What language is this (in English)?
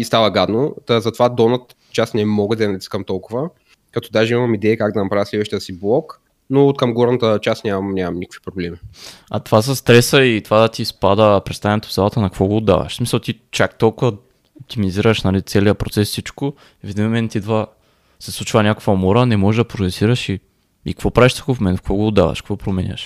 Bulgarian